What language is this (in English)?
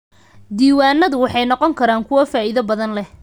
Somali